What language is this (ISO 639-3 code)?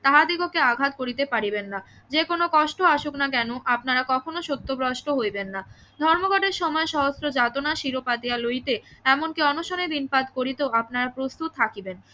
ben